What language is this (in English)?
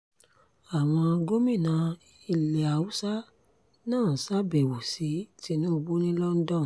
Yoruba